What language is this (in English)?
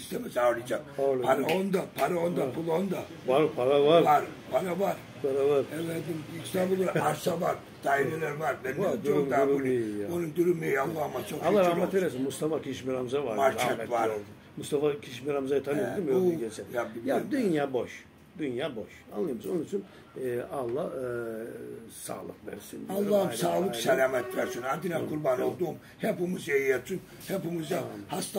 Turkish